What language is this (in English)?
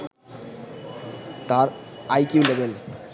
Bangla